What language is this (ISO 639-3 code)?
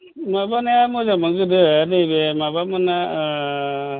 brx